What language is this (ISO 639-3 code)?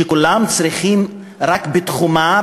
heb